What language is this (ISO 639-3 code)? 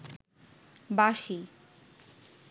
ben